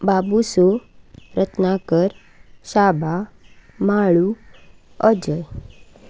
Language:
Konkani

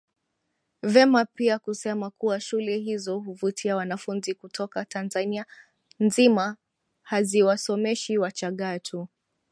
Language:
Swahili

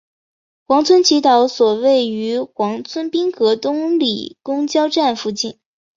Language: Chinese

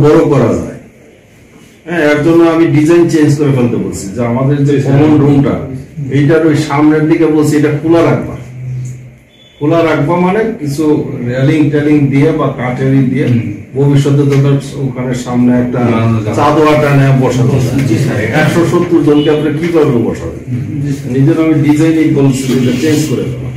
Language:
Bangla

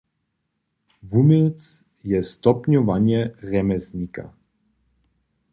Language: Upper Sorbian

